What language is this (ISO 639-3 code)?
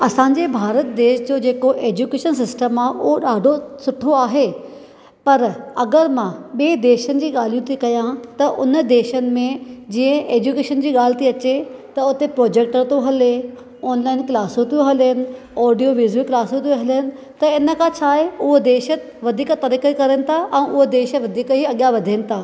snd